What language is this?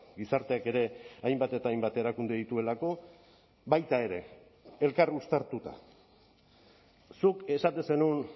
Basque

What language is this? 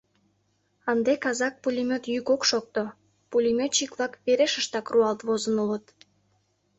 Mari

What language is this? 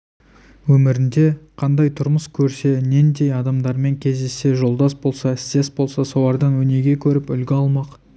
Kazakh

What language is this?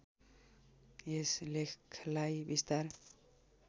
Nepali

